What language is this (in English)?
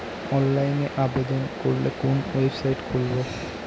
Bangla